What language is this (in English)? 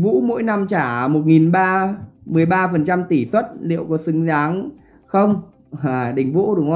Vietnamese